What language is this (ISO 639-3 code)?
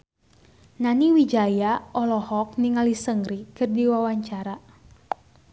sun